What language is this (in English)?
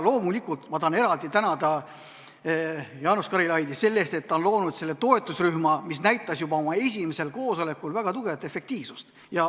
Estonian